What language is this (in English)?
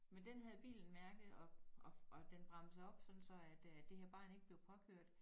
Danish